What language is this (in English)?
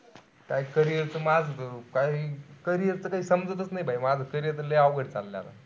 Marathi